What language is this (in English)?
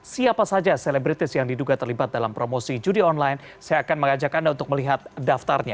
Indonesian